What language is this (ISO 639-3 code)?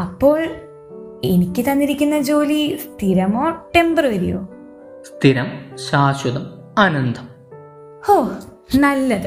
mal